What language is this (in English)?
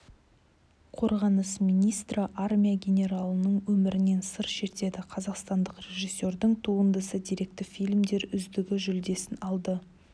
Kazakh